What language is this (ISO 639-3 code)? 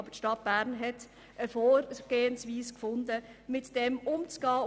gsw